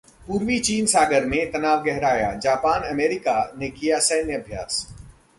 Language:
Hindi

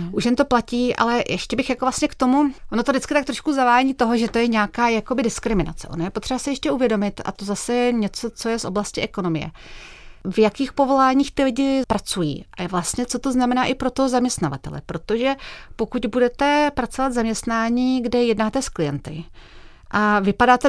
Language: Czech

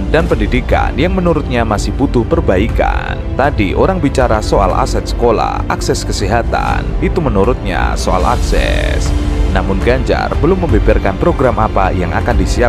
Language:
Indonesian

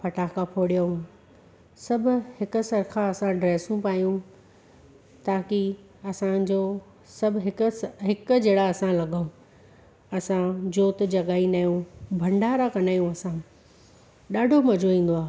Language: Sindhi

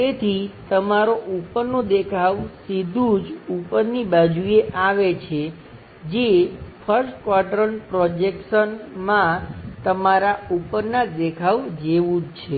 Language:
Gujarati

